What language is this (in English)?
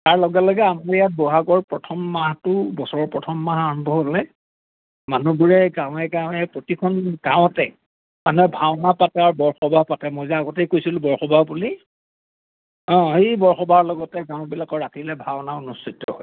Assamese